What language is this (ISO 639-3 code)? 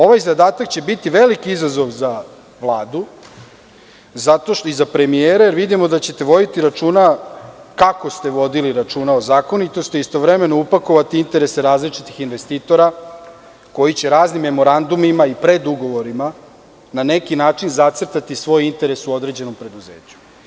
srp